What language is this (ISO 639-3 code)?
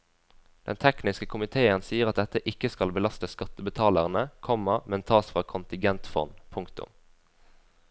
nor